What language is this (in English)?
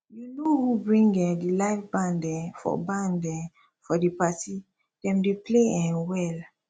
Nigerian Pidgin